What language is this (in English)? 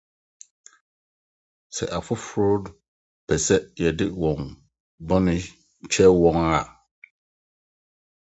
Akan